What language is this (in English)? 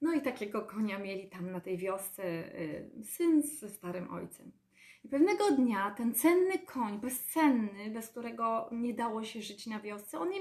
Polish